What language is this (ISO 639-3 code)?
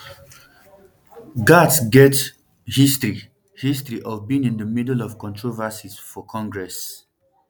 pcm